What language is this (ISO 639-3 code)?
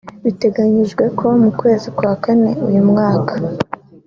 kin